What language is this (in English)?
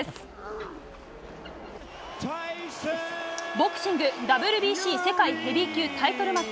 Japanese